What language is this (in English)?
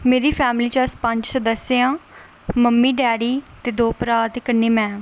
Dogri